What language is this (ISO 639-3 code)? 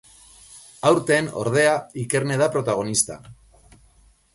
eus